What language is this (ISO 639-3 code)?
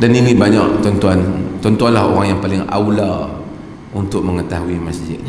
msa